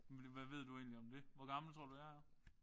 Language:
Danish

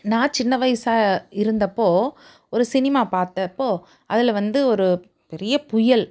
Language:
Tamil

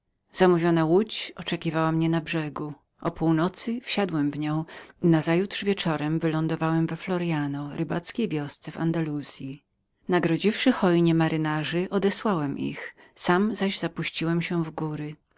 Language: Polish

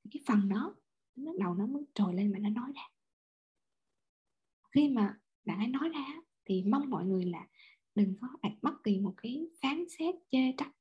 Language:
Vietnamese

